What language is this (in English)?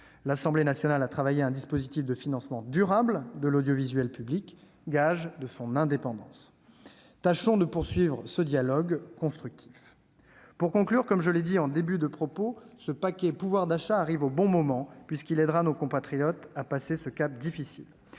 French